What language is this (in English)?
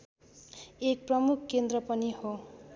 Nepali